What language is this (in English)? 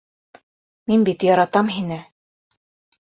Bashkir